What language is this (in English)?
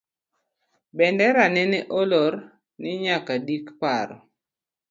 Luo (Kenya and Tanzania)